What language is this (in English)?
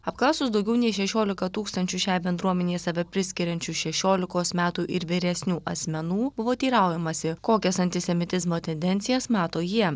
Lithuanian